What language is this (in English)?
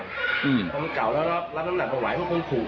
Thai